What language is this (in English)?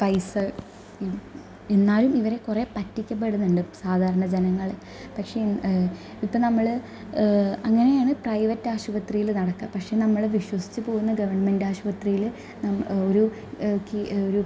Malayalam